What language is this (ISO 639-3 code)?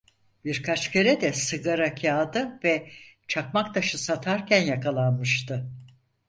tur